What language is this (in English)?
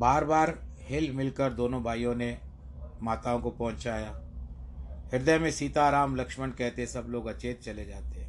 Hindi